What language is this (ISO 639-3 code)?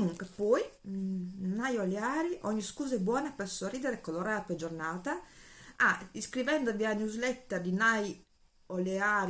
ita